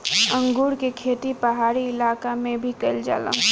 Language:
Bhojpuri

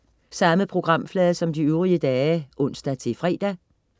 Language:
Danish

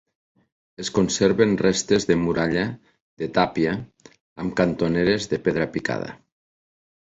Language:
Catalan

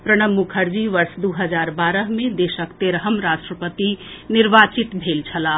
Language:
Maithili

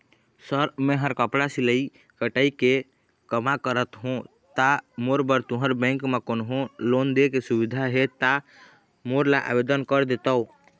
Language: Chhattisgarhi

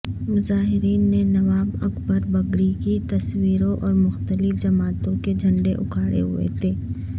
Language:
Urdu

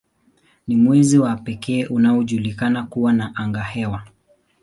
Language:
Swahili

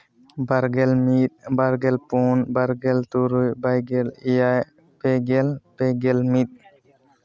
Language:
Santali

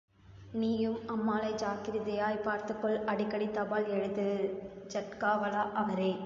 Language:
Tamil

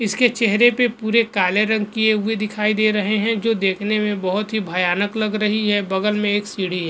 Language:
Hindi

